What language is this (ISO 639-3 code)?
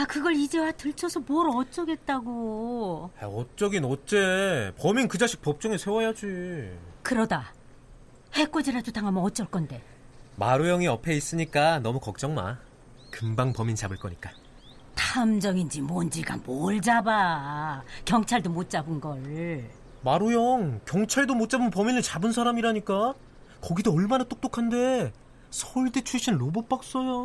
kor